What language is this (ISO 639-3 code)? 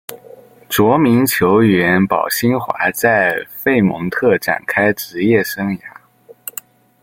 zho